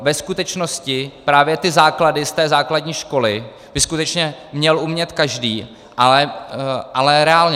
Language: Czech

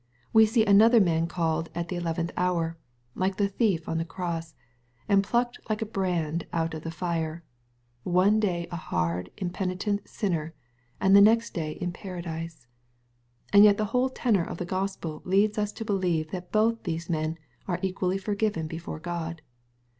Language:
English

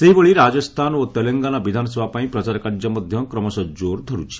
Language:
Odia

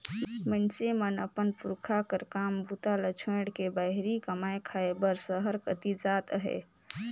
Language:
Chhattisgarhi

